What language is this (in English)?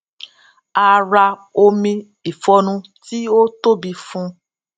Yoruba